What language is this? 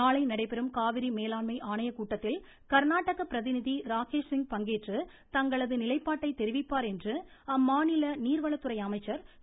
Tamil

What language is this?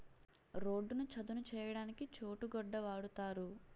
Telugu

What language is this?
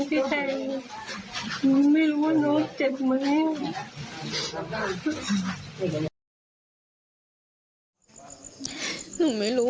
Thai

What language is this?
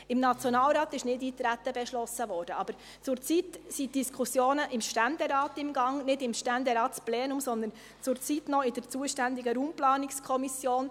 Swiss German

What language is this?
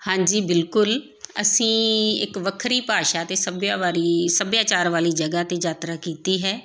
Punjabi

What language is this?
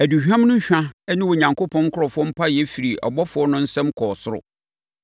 Akan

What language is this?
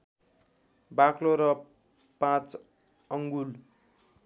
Nepali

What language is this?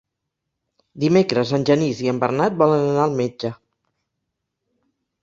Catalan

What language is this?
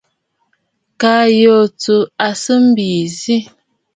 Bafut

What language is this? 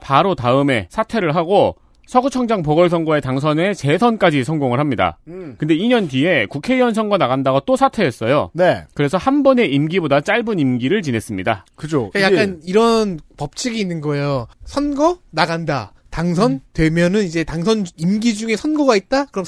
Korean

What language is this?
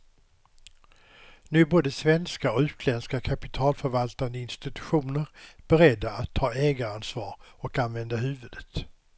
Swedish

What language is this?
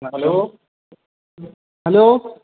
Urdu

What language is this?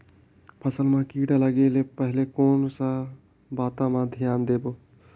Chhattisgarhi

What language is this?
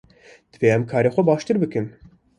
Kurdish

